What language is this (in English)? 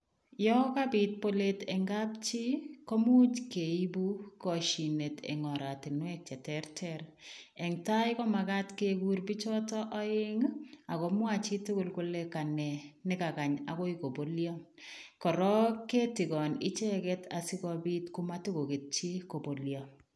Kalenjin